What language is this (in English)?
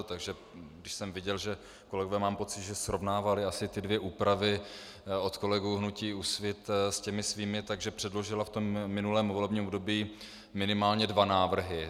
Czech